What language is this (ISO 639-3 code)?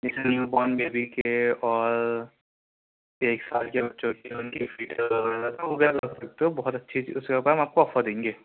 urd